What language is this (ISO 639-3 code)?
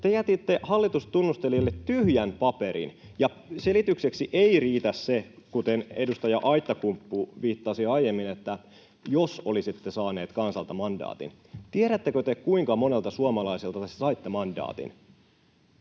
fin